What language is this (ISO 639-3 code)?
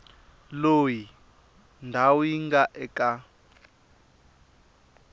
tso